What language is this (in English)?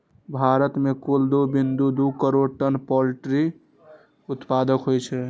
Maithili